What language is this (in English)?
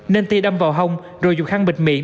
Vietnamese